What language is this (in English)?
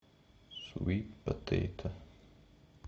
Russian